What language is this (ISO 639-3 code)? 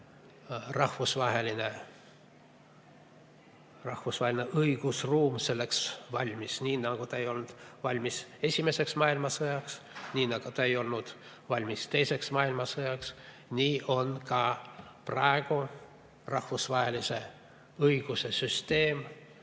est